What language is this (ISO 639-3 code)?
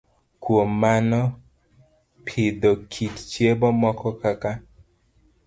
luo